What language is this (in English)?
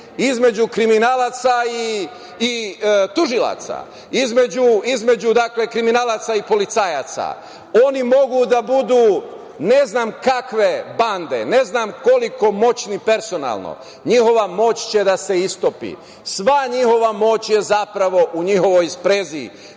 Serbian